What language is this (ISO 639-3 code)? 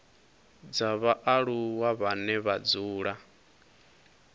ven